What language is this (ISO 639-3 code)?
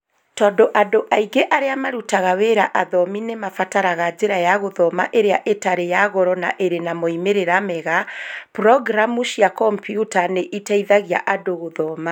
kik